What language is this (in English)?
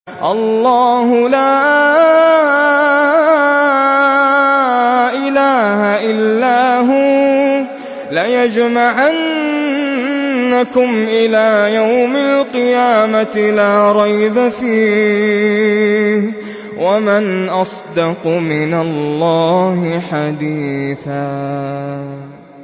Arabic